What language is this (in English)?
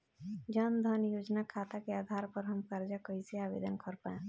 Bhojpuri